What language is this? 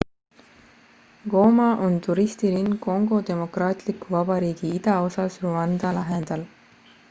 Estonian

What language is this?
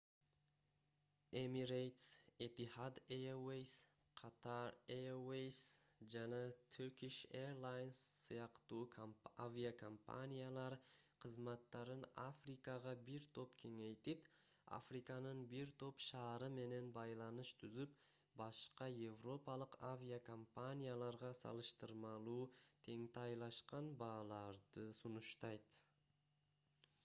Kyrgyz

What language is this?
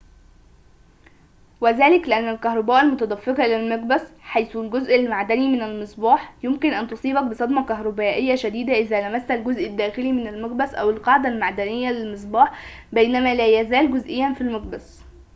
Arabic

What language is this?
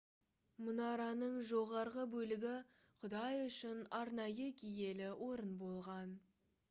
Kazakh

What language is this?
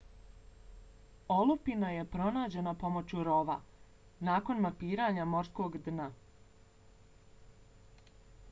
Bosnian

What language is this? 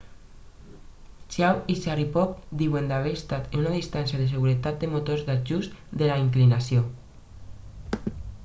Catalan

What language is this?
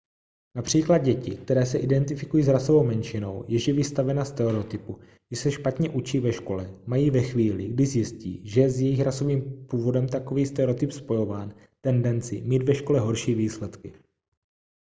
Czech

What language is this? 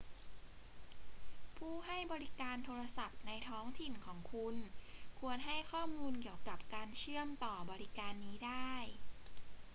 Thai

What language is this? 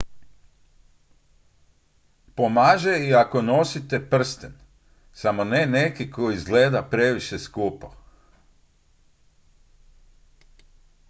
Croatian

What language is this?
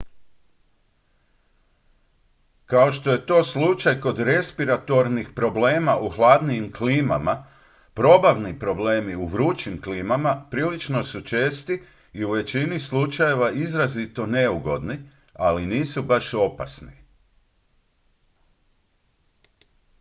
Croatian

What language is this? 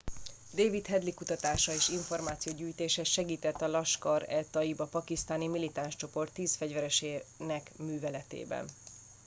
Hungarian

